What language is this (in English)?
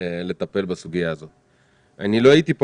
Hebrew